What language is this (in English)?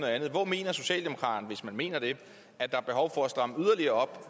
Danish